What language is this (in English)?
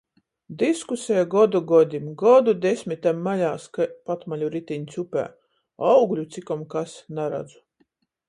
Latgalian